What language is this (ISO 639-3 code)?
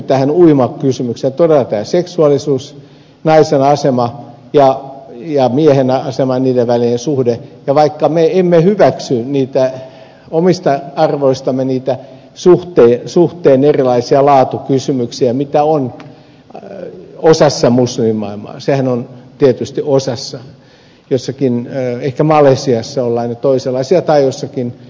fin